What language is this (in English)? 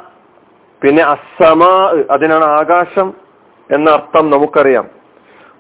Malayalam